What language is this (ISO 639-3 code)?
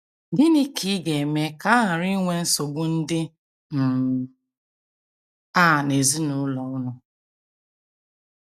ibo